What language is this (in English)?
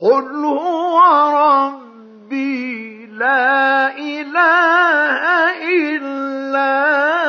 Arabic